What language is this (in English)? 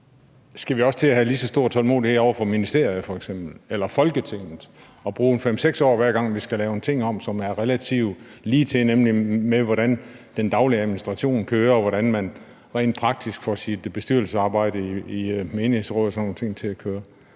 Danish